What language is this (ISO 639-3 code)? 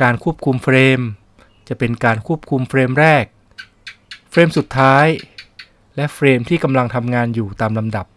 tha